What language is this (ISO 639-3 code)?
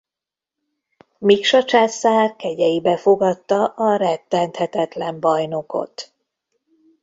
hun